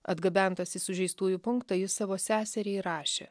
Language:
Lithuanian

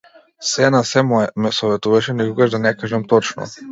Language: Macedonian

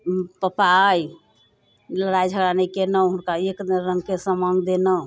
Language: Maithili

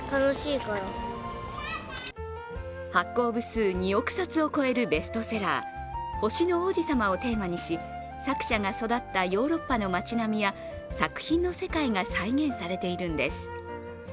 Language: Japanese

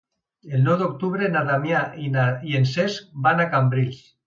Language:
Catalan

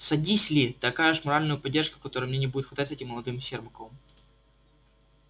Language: Russian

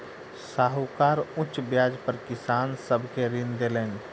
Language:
Maithili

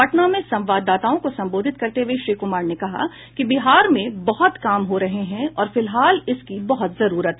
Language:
Hindi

